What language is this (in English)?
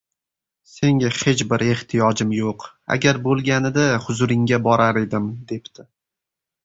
Uzbek